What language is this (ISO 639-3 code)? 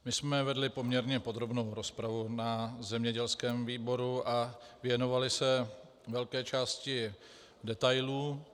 ces